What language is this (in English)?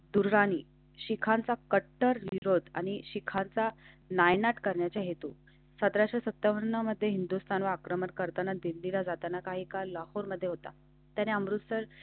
Marathi